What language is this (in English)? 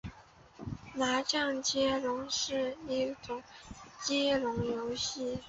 Chinese